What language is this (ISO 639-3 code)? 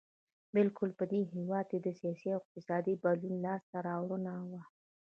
pus